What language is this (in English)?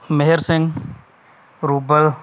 Punjabi